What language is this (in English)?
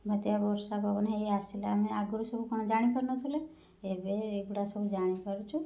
Odia